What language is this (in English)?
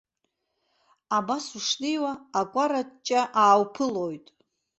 Abkhazian